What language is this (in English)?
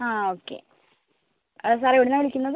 Malayalam